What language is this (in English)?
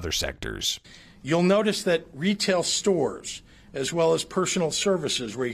English